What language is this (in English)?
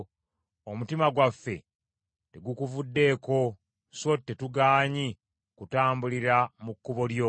Ganda